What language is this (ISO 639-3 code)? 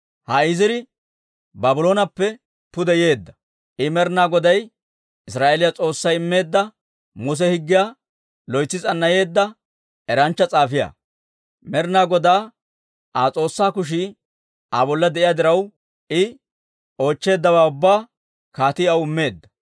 dwr